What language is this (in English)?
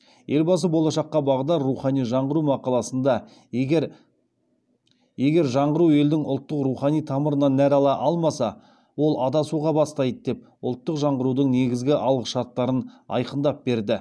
Kazakh